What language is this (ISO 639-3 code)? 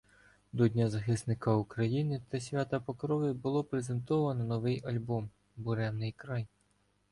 ukr